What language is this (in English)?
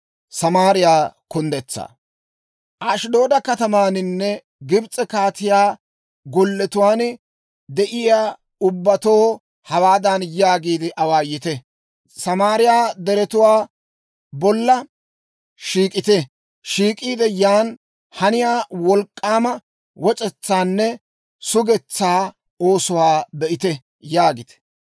Dawro